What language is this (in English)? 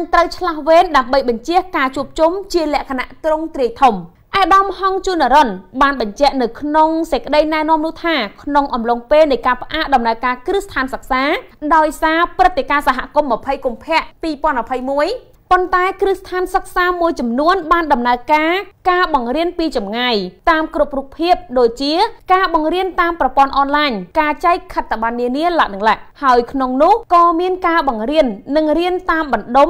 Thai